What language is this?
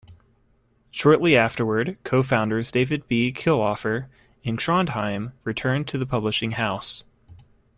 English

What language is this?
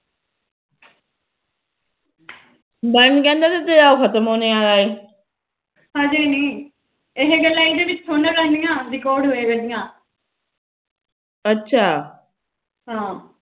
Punjabi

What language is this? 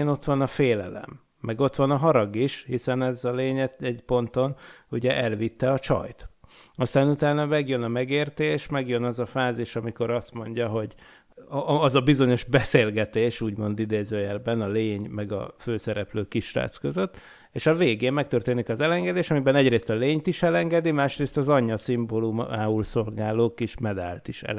Hungarian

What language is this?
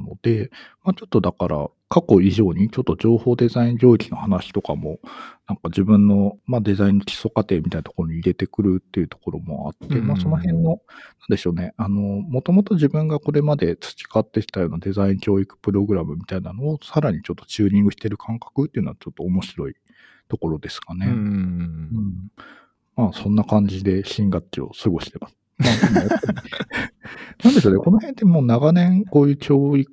Japanese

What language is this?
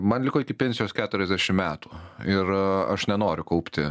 Lithuanian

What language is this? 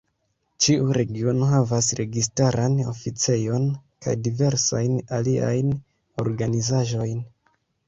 Esperanto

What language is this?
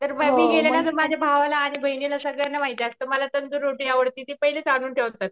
Marathi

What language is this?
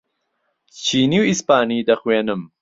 Central Kurdish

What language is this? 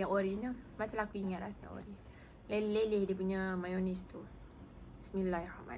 Malay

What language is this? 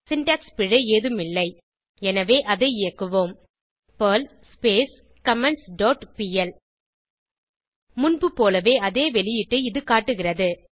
Tamil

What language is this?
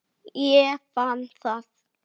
Icelandic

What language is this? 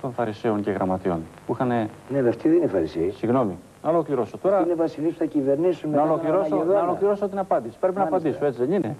Greek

